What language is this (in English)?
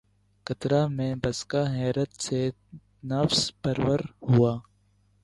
Urdu